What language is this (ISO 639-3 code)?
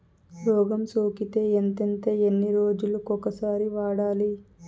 tel